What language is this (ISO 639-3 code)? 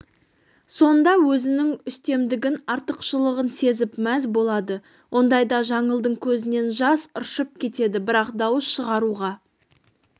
kaz